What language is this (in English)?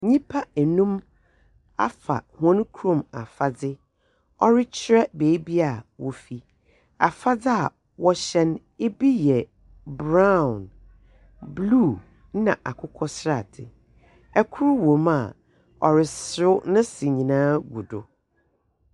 Akan